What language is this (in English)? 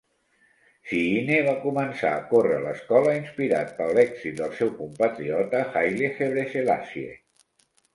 Catalan